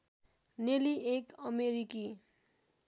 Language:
Nepali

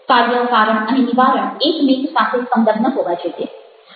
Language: Gujarati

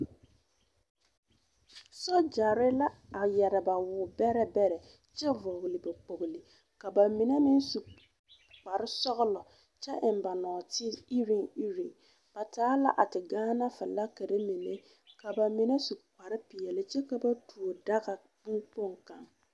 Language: Southern Dagaare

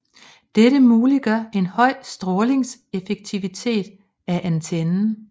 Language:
Danish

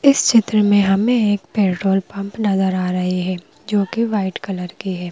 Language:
Hindi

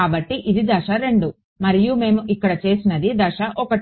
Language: Telugu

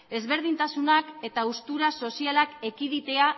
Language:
Basque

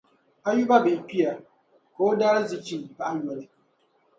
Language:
Dagbani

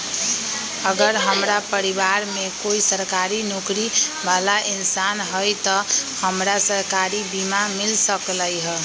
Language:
Magahi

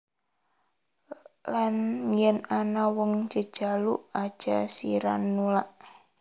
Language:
Javanese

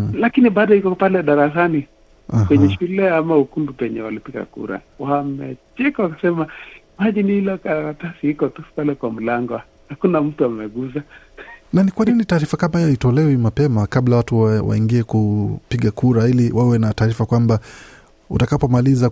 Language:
Swahili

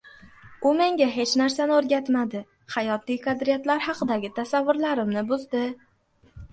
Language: Uzbek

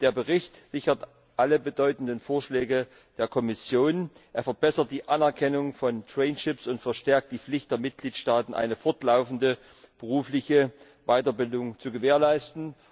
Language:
German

